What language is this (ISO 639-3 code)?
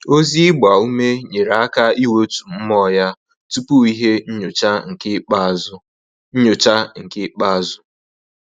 ibo